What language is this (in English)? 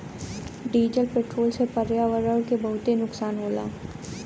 Bhojpuri